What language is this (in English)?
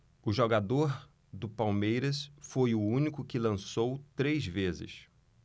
Portuguese